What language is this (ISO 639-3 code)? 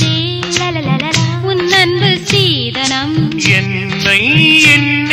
tha